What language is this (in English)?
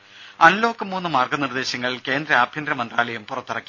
Malayalam